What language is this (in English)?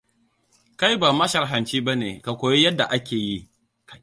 Hausa